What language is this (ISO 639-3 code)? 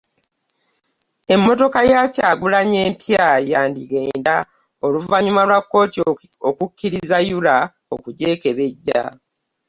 lug